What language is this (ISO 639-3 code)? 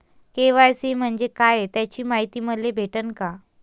mar